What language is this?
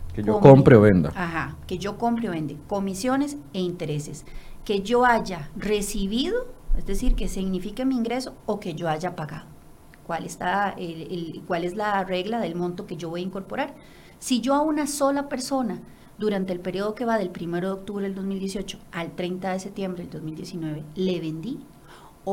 Spanish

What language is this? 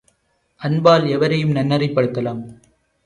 Tamil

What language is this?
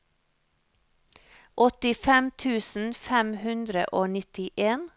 Norwegian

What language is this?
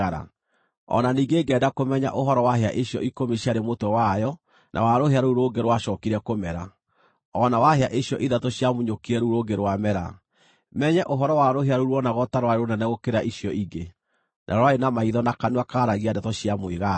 Kikuyu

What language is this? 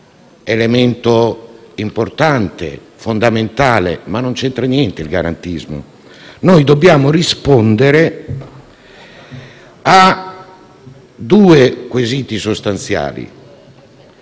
Italian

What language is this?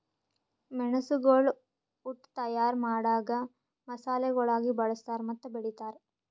Kannada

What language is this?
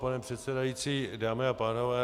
Czech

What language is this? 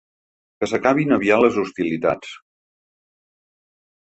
Catalan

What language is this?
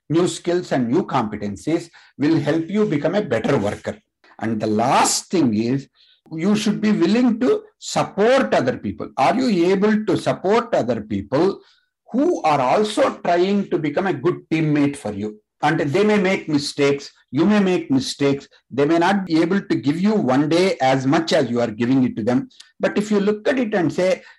Telugu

